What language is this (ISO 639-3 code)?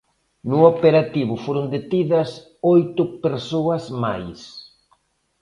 glg